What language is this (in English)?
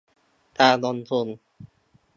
Thai